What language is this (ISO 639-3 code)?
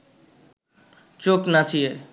ben